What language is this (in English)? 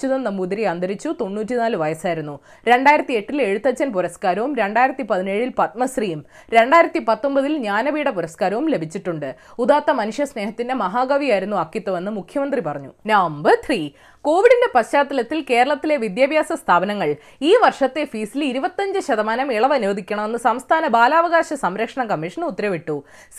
Malayalam